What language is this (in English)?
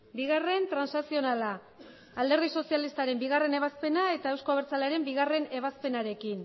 Basque